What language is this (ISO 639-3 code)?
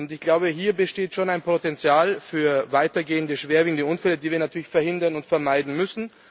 deu